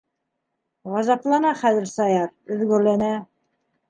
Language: Bashkir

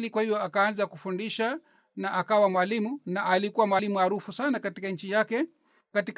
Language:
Swahili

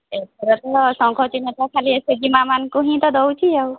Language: Odia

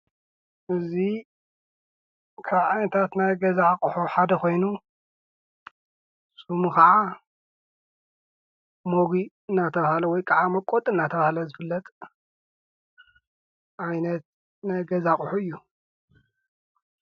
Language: Tigrinya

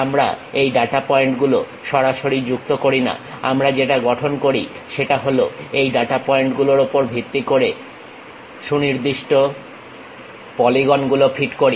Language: Bangla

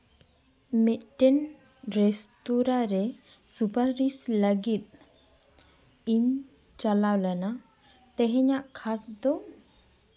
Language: Santali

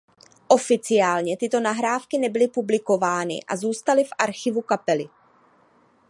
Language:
Czech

